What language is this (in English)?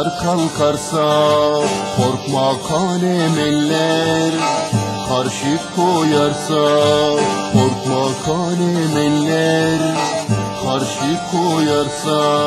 Turkish